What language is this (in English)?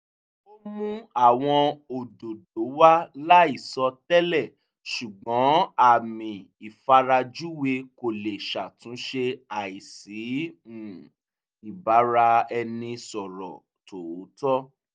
Yoruba